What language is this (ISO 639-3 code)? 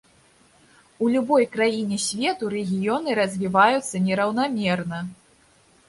bel